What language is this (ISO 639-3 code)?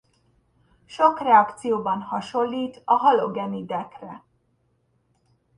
hun